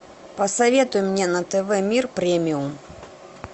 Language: Russian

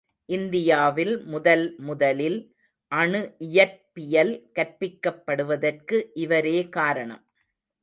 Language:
Tamil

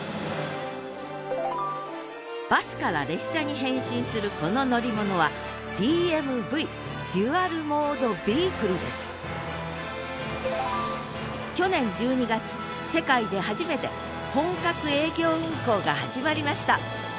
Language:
Japanese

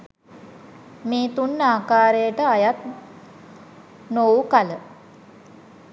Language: Sinhala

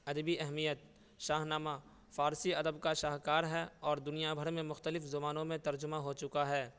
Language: Urdu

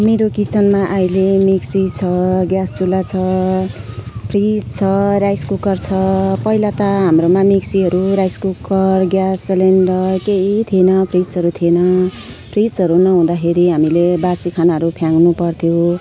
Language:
Nepali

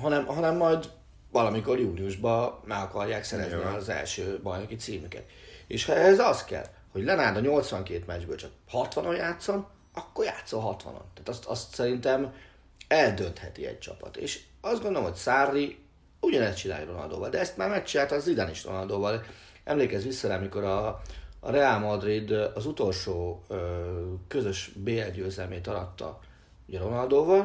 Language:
Hungarian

